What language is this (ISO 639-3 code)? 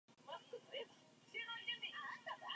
zho